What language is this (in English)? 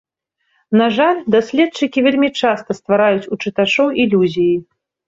Belarusian